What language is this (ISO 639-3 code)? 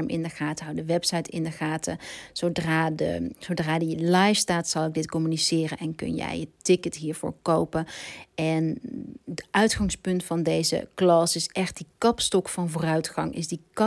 nld